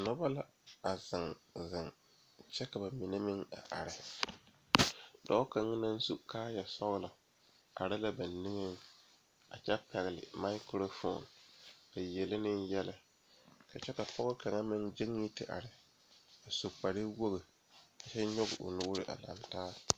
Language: Southern Dagaare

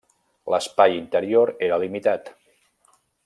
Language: Catalan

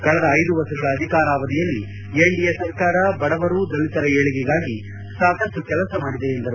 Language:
Kannada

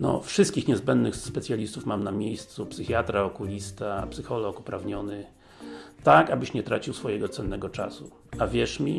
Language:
Polish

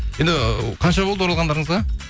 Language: Kazakh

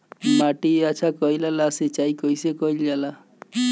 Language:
Bhojpuri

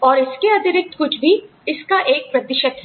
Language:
Hindi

